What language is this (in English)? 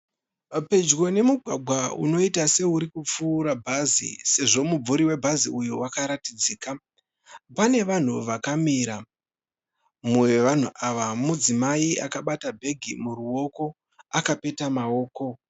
Shona